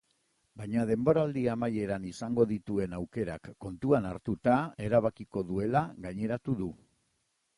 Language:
Basque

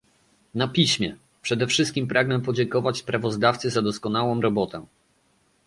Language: Polish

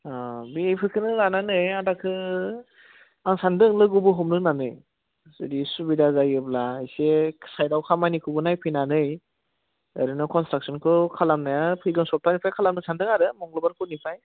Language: Bodo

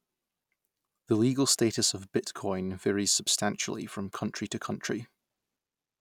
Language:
English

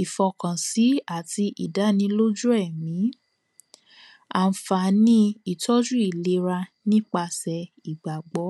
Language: Yoruba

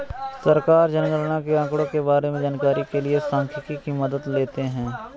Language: Hindi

